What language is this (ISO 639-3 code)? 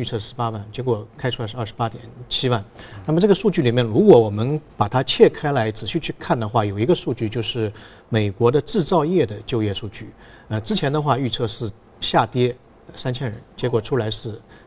zho